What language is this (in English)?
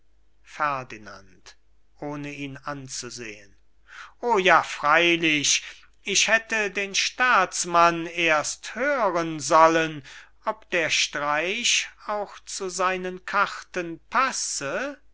German